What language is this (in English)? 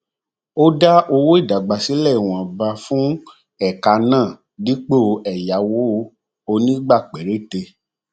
Yoruba